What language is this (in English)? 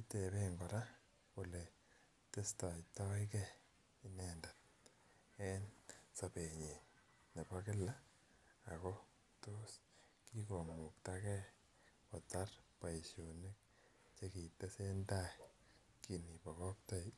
Kalenjin